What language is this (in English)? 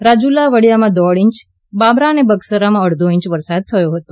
Gujarati